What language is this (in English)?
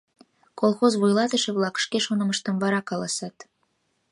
Mari